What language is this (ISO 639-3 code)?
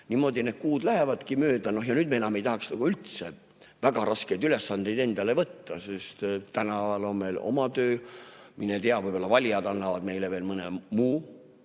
est